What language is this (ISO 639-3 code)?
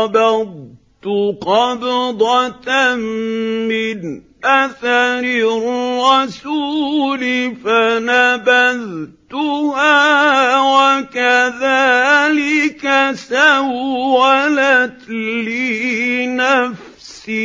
ara